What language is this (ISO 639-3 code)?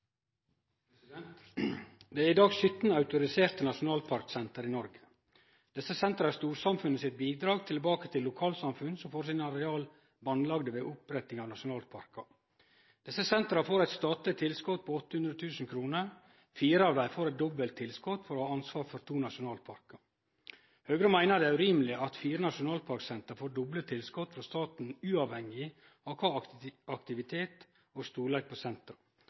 nor